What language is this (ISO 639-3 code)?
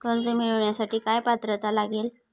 mar